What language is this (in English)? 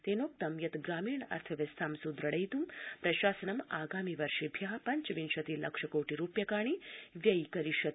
Sanskrit